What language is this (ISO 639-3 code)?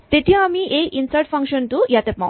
asm